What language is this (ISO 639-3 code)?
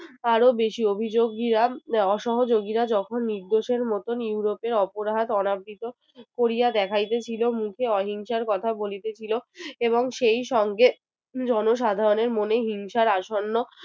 ben